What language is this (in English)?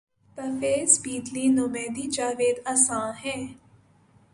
Urdu